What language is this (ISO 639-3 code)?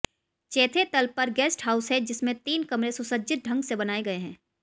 hin